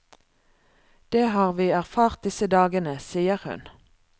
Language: Norwegian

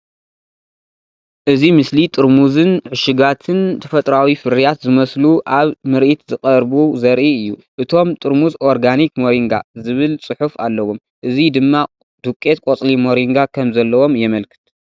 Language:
Tigrinya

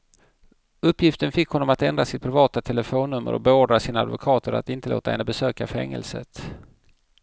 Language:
Swedish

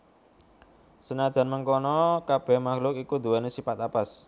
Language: Javanese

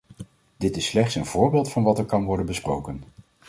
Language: Dutch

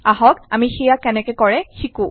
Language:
Assamese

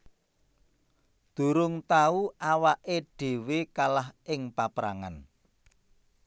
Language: Javanese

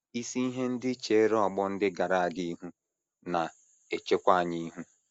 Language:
Igbo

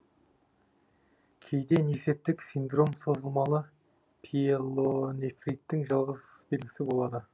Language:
Kazakh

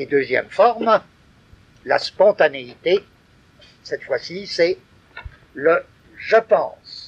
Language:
French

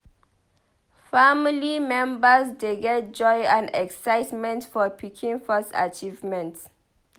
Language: Nigerian Pidgin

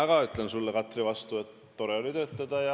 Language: Estonian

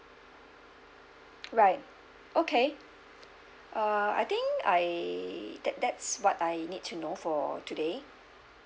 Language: English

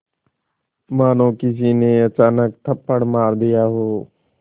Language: Hindi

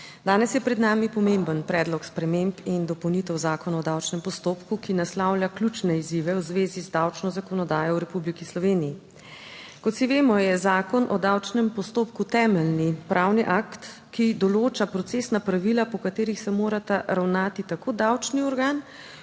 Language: Slovenian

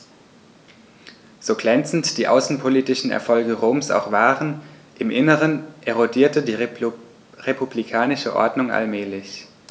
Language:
German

